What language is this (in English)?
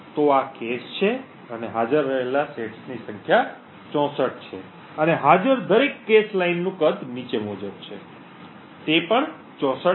Gujarati